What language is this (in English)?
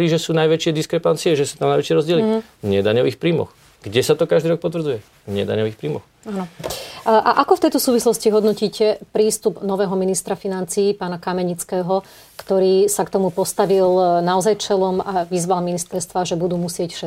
Slovak